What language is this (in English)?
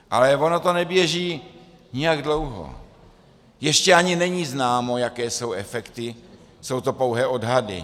Czech